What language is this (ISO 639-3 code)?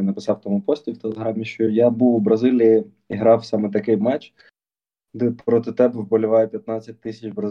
ukr